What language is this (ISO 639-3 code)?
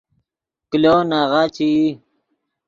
ydg